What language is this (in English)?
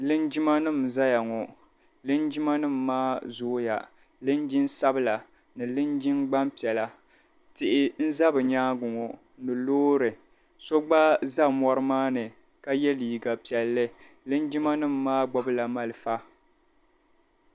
Dagbani